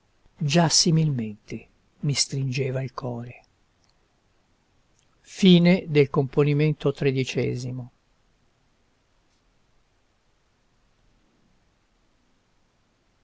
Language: Italian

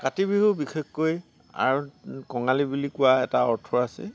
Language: Assamese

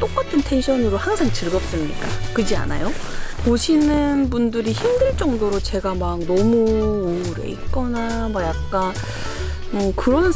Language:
Korean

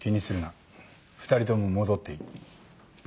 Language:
Japanese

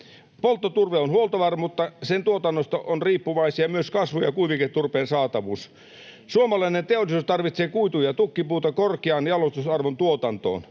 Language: Finnish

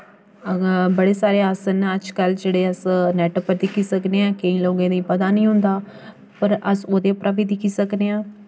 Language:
Dogri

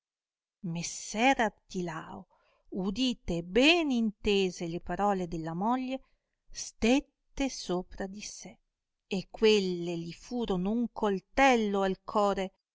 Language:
Italian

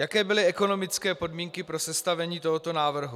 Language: Czech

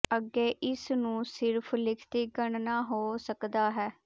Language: Punjabi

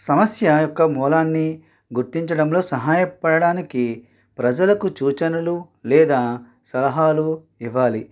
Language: Telugu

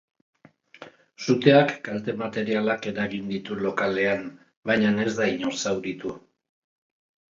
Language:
Basque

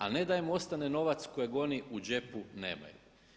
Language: Croatian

